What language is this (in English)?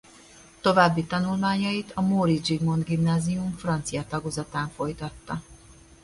Hungarian